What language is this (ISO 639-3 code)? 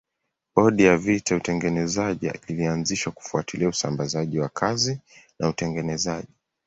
swa